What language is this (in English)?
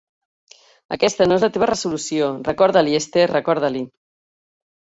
Catalan